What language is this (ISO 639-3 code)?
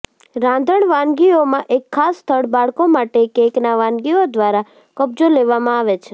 guj